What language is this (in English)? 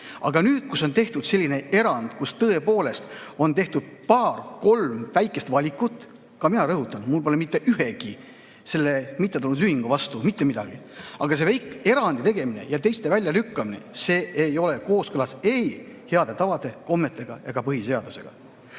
Estonian